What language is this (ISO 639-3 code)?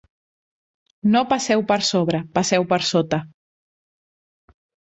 cat